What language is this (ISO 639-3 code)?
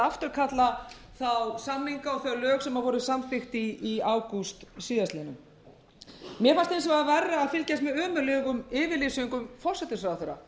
isl